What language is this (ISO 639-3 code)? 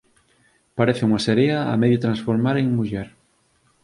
glg